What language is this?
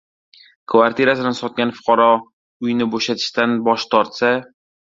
Uzbek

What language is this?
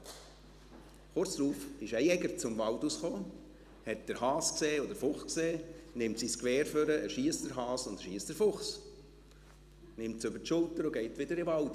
Swiss German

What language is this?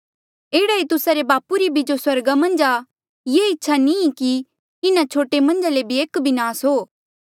Mandeali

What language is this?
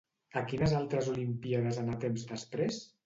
Catalan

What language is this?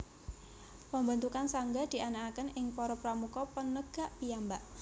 Javanese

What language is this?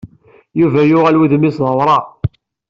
Kabyle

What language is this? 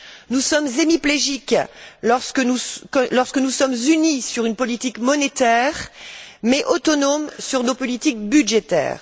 French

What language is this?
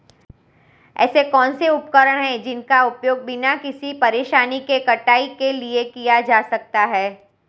Hindi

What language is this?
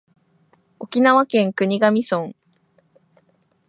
Japanese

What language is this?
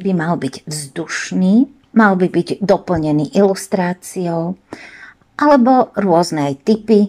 Slovak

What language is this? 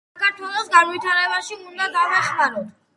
Georgian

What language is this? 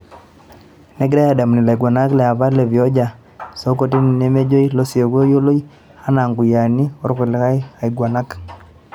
Masai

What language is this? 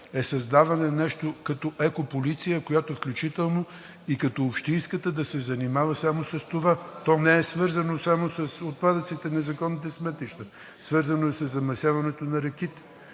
Bulgarian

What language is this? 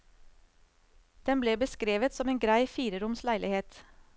Norwegian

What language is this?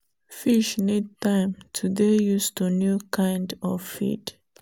Nigerian Pidgin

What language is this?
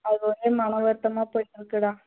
Tamil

